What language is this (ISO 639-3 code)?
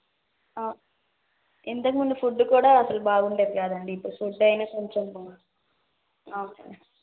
tel